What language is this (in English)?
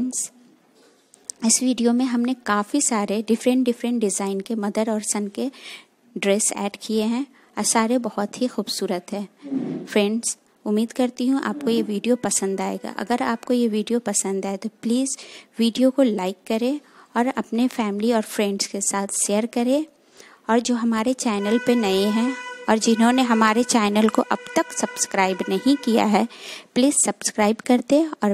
Hindi